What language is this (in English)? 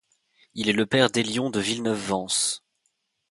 French